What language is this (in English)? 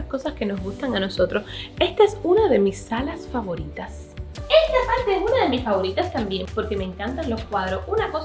Spanish